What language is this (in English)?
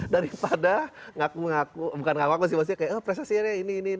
Indonesian